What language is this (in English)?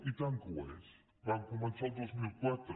Catalan